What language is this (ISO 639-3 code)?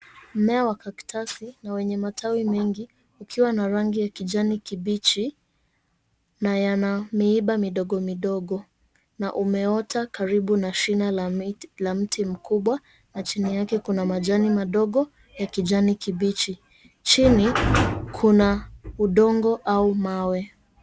swa